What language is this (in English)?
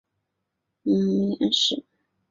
Chinese